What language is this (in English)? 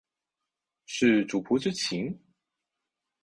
Chinese